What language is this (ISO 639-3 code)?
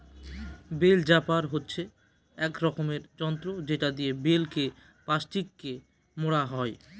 ben